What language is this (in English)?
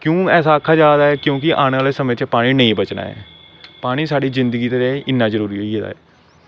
Dogri